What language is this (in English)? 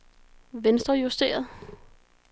Danish